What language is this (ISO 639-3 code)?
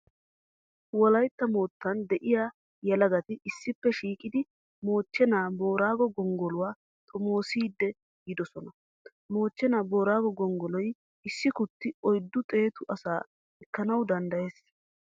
wal